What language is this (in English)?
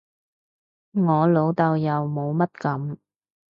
Cantonese